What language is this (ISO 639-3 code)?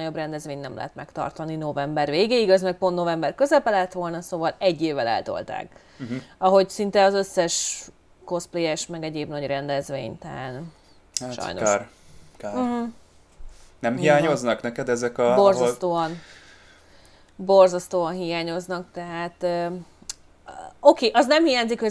hun